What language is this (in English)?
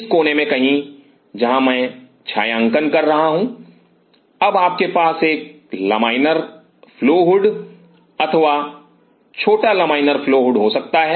Hindi